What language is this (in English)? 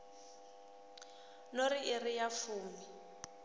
Venda